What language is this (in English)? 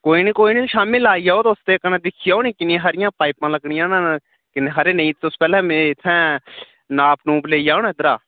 Dogri